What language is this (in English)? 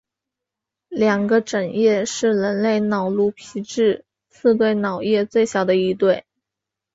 Chinese